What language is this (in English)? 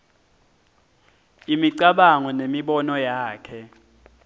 Swati